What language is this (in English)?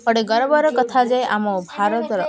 Odia